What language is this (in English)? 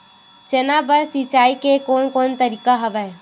Chhattisgarhi